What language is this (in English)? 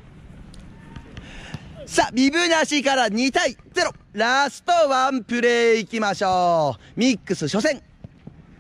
Japanese